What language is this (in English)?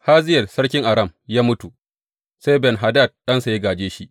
Hausa